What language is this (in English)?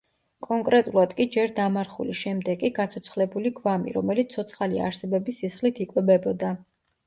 Georgian